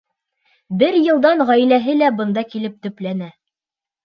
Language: Bashkir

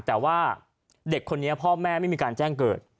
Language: Thai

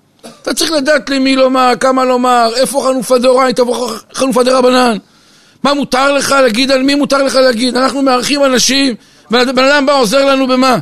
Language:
Hebrew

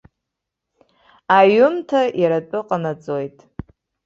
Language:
Abkhazian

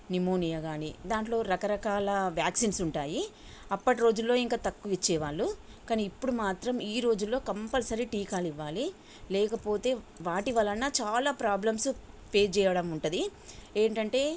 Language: Telugu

